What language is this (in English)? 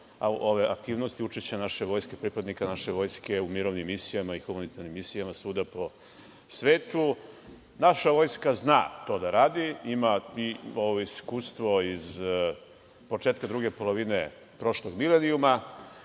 Serbian